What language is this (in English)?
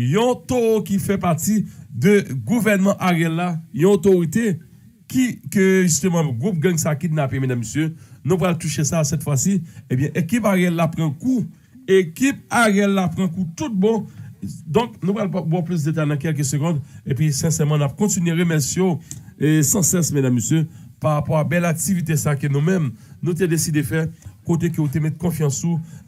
French